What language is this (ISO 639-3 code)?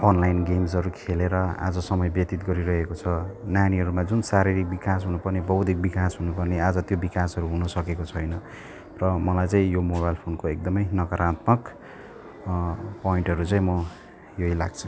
nep